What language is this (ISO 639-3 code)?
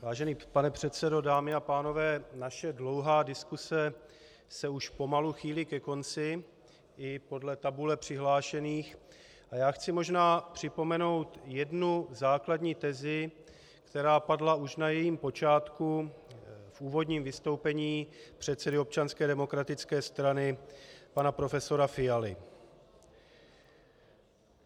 ces